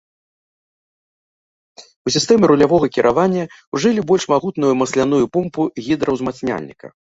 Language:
Belarusian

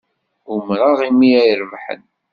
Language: Kabyle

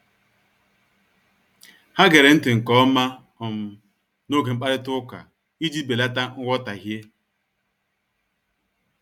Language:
Igbo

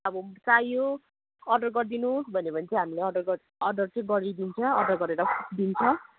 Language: Nepali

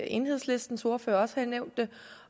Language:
Danish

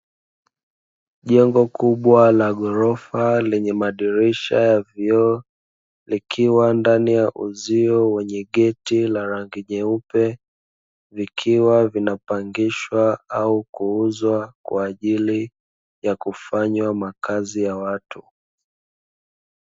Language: Swahili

